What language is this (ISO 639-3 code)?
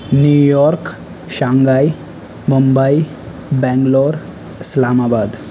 urd